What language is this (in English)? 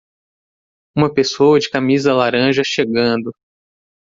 Portuguese